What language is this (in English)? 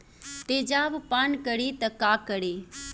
Bhojpuri